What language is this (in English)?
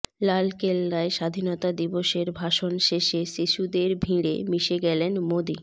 Bangla